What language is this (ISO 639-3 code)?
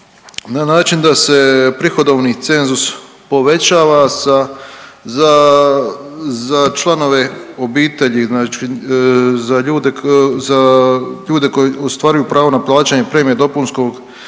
hrv